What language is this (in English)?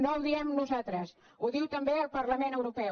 Catalan